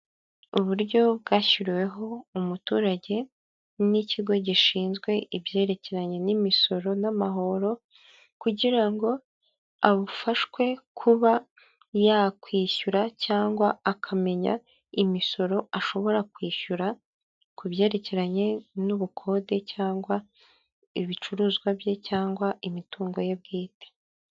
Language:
Kinyarwanda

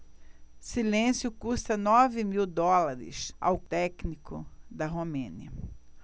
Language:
Portuguese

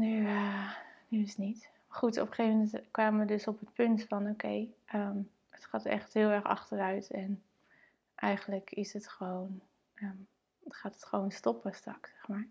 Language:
Dutch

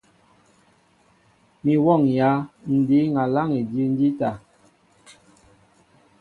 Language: Mbo (Cameroon)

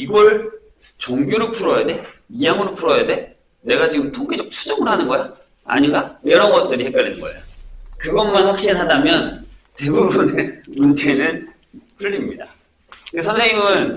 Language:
Korean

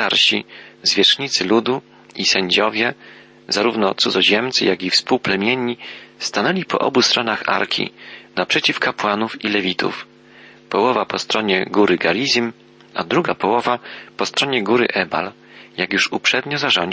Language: Polish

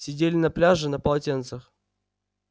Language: Russian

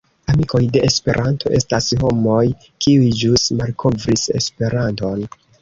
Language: Esperanto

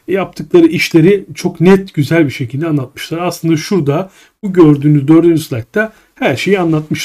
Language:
Turkish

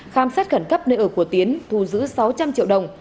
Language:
Vietnamese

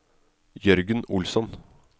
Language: Norwegian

